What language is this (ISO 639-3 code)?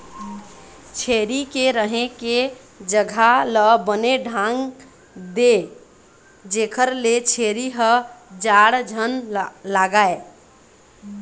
hne